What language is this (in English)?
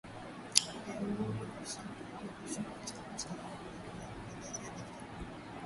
Swahili